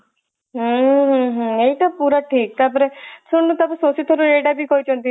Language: Odia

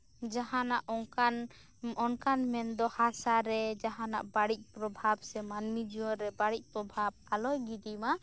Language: Santali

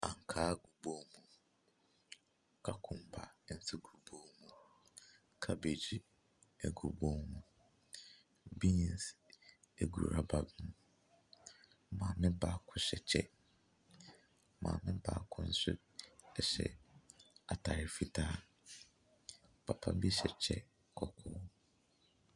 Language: Akan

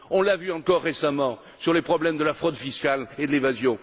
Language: French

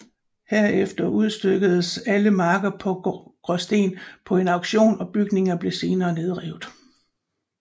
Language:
Danish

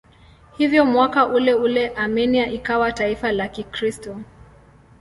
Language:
Swahili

